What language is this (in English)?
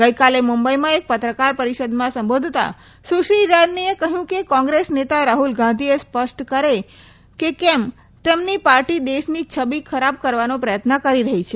Gujarati